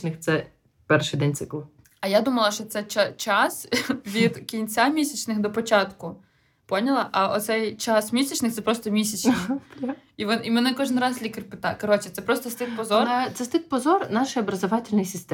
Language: Ukrainian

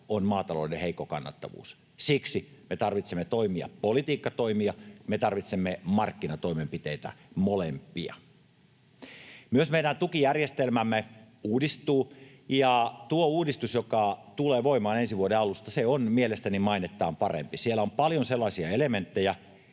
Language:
Finnish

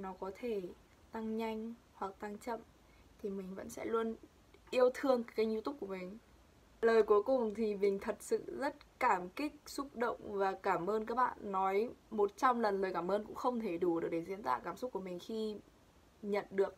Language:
Vietnamese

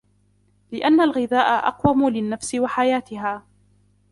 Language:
Arabic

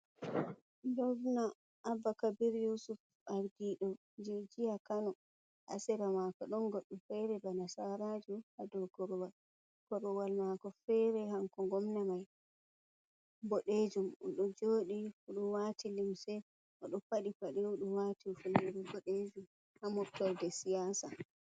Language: Fula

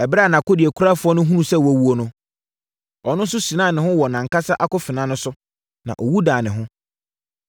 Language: Akan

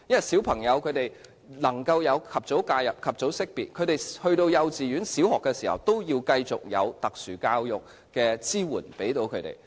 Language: Cantonese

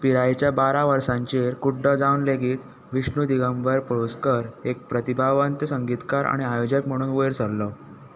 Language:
Konkani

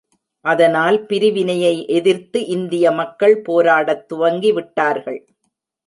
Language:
Tamil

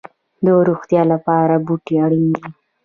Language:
Pashto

